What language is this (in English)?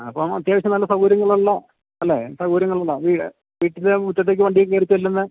Malayalam